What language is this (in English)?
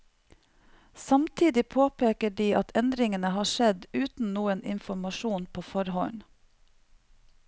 Norwegian